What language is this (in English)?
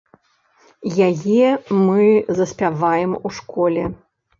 Belarusian